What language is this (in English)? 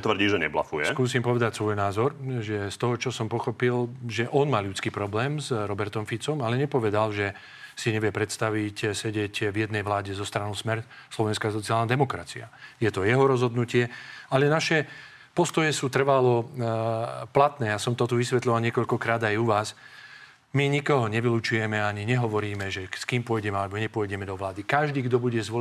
Slovak